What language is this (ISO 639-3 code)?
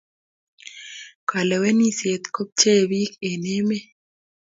kln